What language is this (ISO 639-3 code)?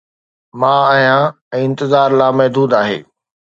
snd